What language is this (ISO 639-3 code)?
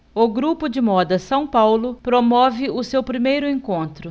por